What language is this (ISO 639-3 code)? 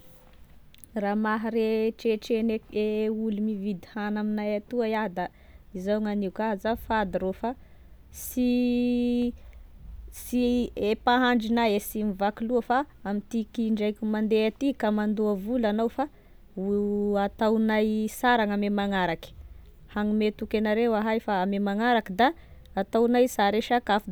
tkg